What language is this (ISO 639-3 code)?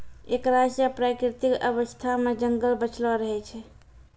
mai